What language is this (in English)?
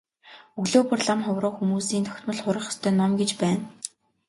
Mongolian